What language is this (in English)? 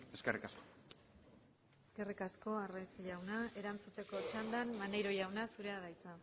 Basque